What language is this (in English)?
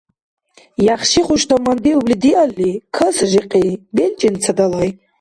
Dargwa